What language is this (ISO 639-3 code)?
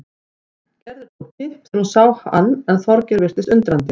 isl